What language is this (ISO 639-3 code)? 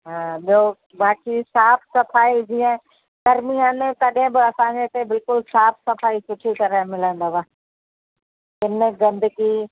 snd